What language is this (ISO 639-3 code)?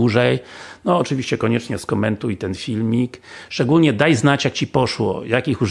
pol